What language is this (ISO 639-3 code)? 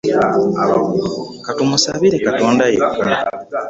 lug